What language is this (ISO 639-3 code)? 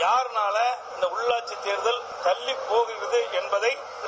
tam